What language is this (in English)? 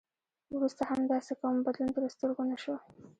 Pashto